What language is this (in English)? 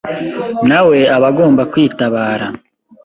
Kinyarwanda